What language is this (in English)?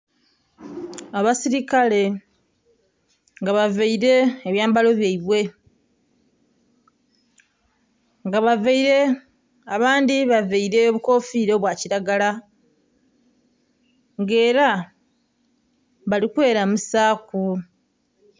Soga